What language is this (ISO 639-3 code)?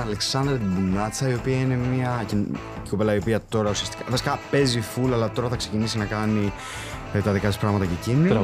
ell